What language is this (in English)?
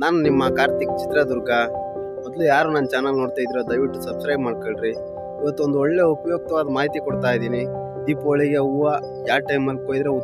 Indonesian